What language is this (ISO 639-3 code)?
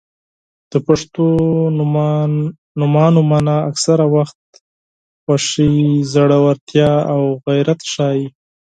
pus